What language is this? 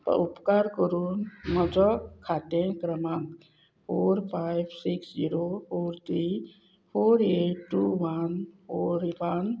Konkani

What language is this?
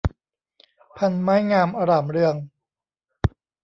Thai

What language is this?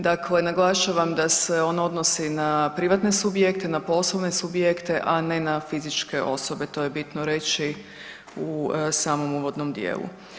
Croatian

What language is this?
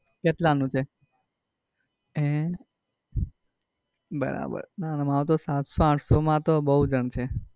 Gujarati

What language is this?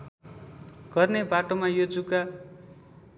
Nepali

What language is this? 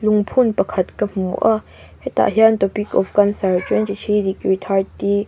Mizo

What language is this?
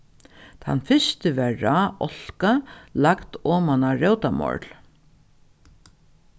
Faroese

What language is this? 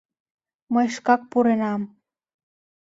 Mari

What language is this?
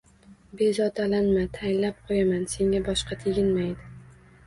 Uzbek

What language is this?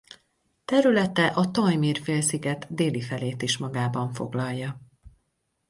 Hungarian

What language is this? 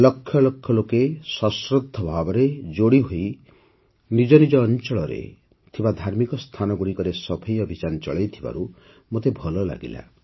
Odia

